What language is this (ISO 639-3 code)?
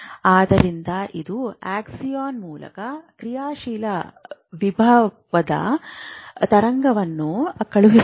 kan